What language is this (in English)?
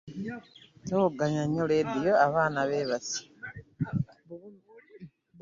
Ganda